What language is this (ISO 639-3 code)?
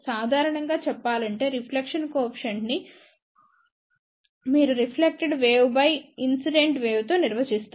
tel